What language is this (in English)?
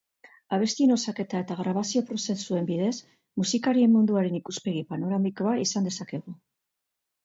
Basque